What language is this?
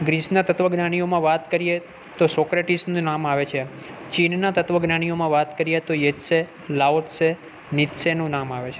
Gujarati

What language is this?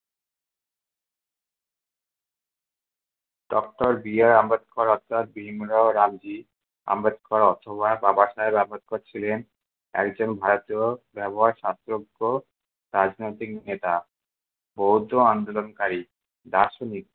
Bangla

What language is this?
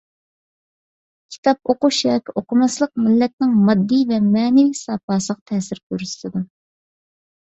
Uyghur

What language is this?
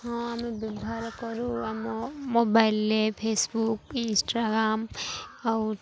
Odia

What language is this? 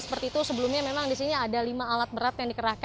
Indonesian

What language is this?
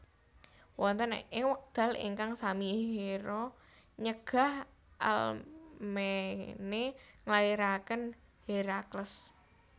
Javanese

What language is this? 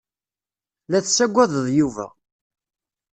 Kabyle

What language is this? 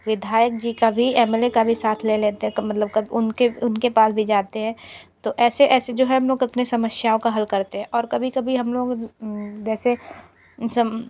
Hindi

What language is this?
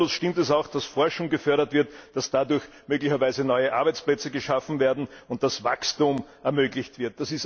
German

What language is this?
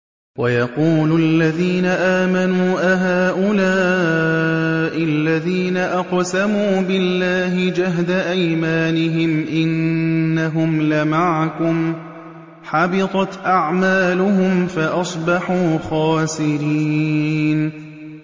Arabic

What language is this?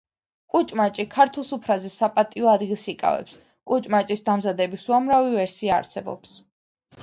Georgian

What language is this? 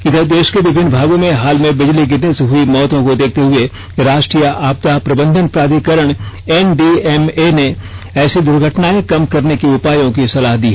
Hindi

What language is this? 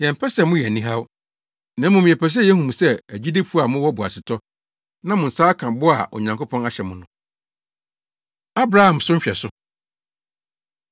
Akan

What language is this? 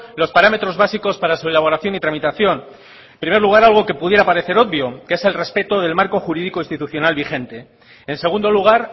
Spanish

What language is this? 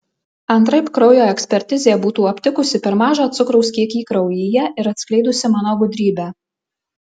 Lithuanian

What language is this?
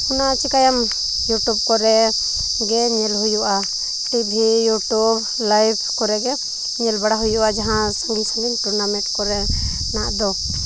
Santali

